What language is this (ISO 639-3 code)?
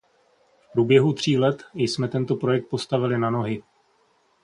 ces